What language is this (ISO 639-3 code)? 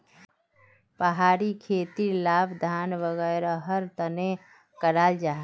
mag